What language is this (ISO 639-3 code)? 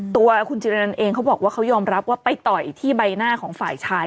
tha